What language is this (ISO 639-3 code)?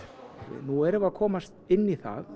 isl